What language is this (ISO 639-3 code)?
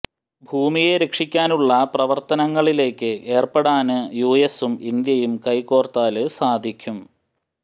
mal